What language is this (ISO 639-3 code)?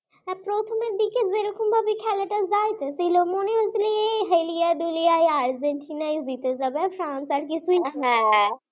ben